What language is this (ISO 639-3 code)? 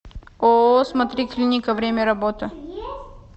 rus